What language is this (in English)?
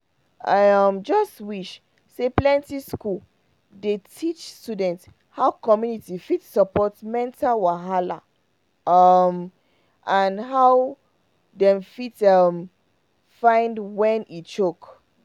Nigerian Pidgin